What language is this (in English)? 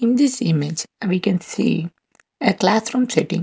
English